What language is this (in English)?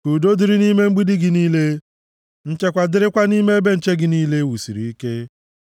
Igbo